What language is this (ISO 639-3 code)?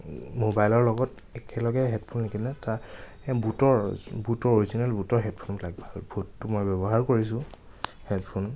asm